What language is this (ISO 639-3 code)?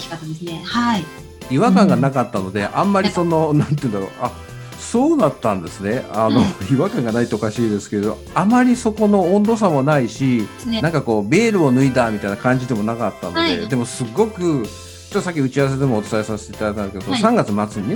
jpn